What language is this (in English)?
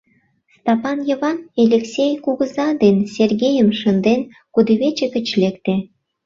Mari